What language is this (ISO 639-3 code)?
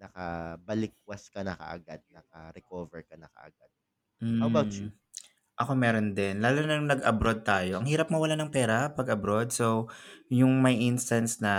fil